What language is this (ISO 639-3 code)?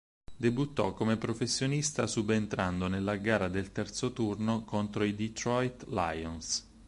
ita